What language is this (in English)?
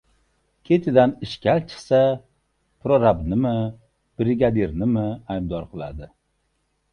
Uzbek